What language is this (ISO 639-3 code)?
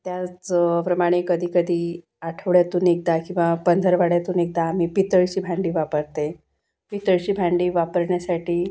mar